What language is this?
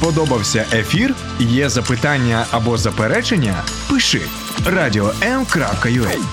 Ukrainian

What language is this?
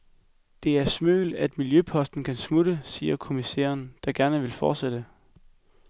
Danish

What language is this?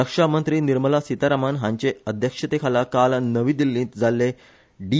Konkani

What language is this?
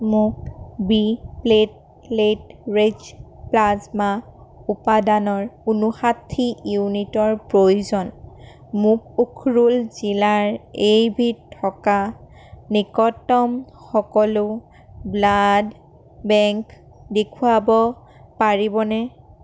Assamese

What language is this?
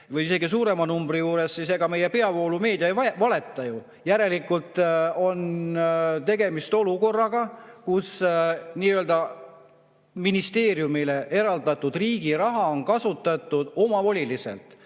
Estonian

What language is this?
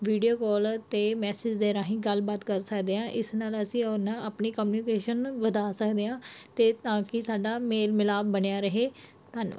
Punjabi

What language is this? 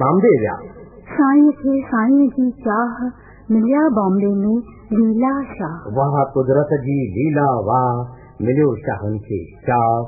Hindi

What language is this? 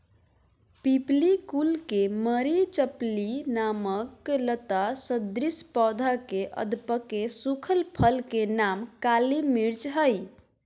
Magahi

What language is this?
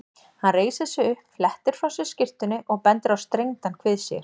Icelandic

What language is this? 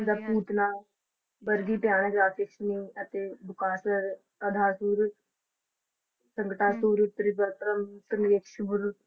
Punjabi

